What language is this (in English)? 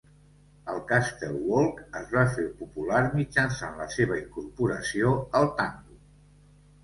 Catalan